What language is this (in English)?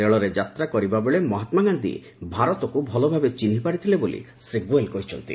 Odia